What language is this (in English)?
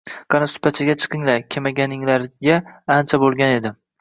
Uzbek